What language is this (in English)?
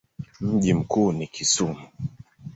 Swahili